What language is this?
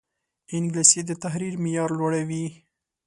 Pashto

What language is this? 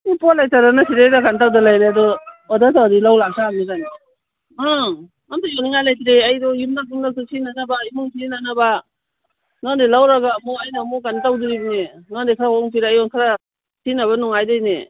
Manipuri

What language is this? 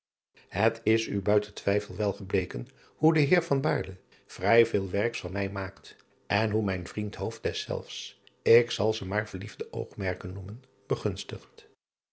Dutch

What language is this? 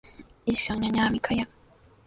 Sihuas Ancash Quechua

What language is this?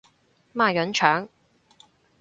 Cantonese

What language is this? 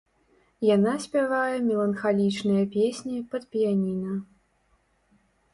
Belarusian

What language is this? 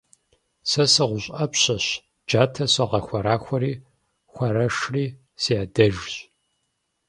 Kabardian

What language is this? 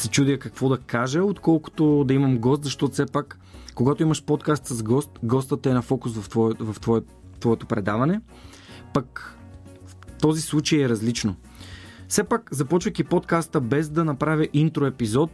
Bulgarian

